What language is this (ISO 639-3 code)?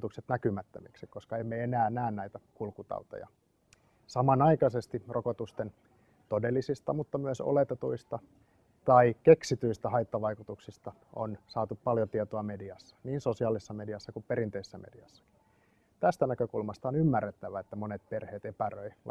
fin